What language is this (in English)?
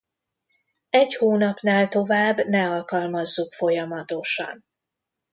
Hungarian